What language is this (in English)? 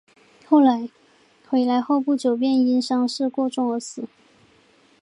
Chinese